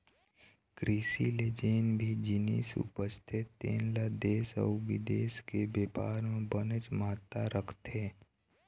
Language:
Chhattisgarhi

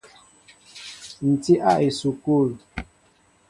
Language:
Mbo (Cameroon)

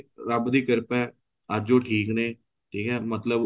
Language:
Punjabi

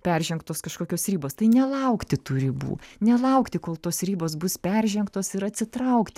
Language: Lithuanian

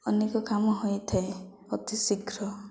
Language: Odia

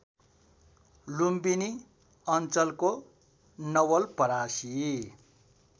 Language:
Nepali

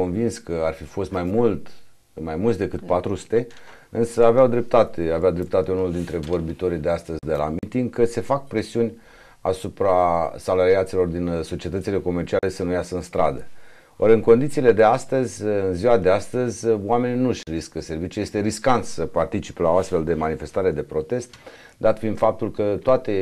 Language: Romanian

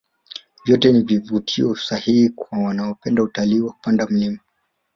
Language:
Swahili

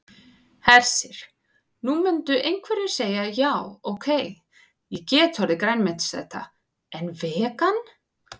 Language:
Icelandic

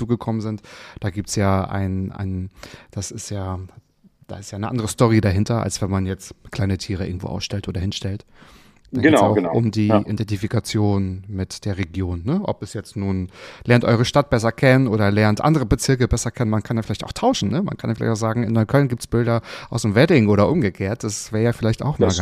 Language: German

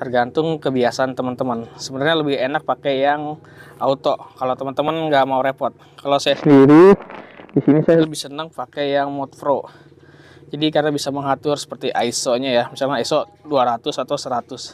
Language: Indonesian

